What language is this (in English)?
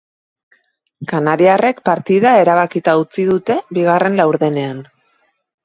Basque